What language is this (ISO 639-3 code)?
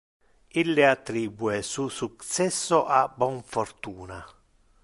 ina